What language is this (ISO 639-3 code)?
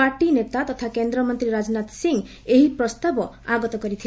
ori